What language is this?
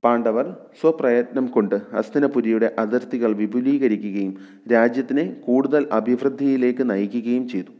Malayalam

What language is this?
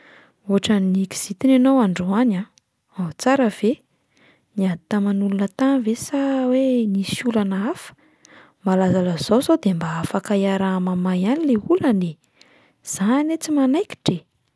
Malagasy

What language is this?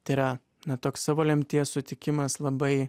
Lithuanian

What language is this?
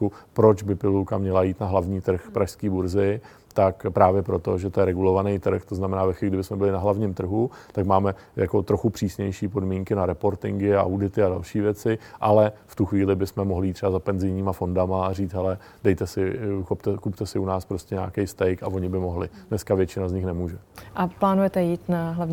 Czech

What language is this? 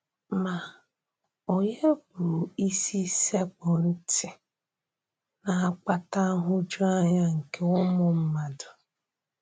Igbo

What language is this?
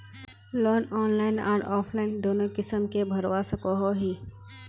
Magahi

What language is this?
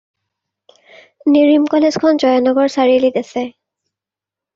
Assamese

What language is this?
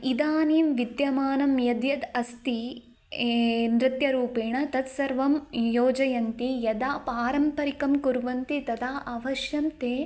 Sanskrit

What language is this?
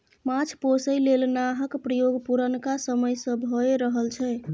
Maithili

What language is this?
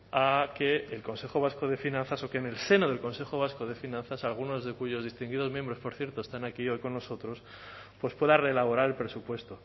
Spanish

